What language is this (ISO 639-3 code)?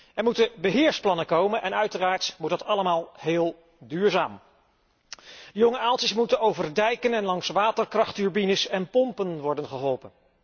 nld